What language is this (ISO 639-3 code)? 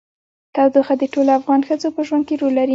pus